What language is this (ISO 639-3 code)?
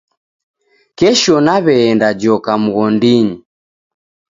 dav